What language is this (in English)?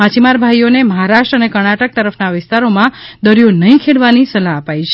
Gujarati